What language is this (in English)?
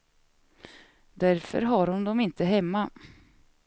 Swedish